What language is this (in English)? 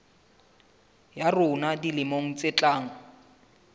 Southern Sotho